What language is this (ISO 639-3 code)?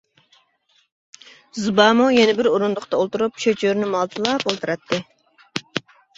uig